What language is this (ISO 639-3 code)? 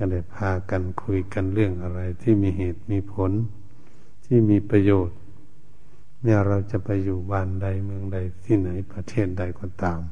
tha